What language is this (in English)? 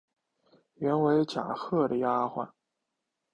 Chinese